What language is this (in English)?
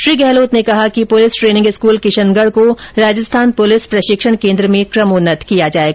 Hindi